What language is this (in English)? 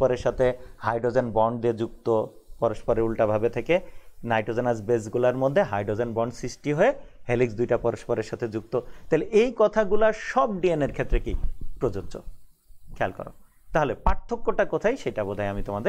Hindi